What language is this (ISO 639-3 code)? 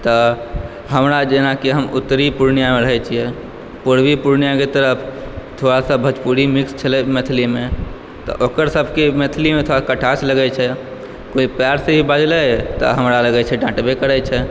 mai